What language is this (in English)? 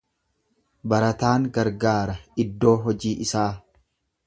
Oromo